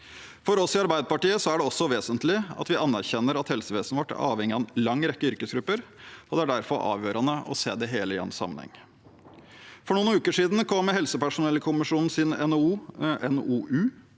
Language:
Norwegian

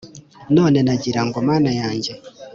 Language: Kinyarwanda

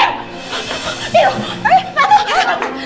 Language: Indonesian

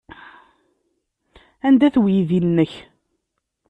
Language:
Kabyle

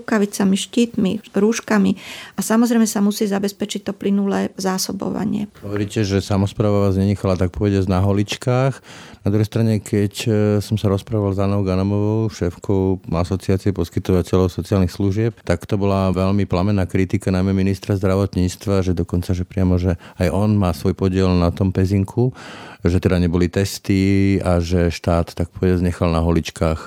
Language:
Slovak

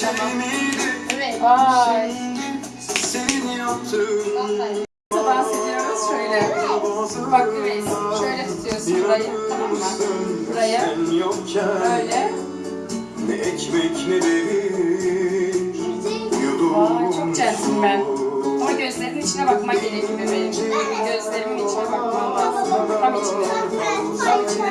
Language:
Turkish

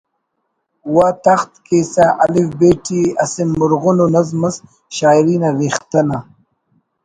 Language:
Brahui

